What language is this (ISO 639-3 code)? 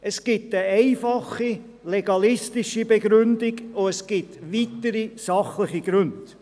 gsw